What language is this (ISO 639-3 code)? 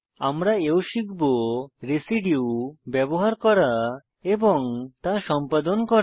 ben